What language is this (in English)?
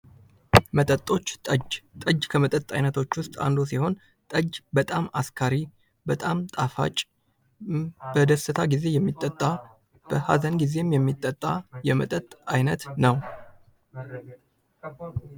Amharic